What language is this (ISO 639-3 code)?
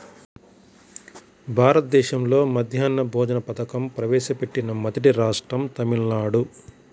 tel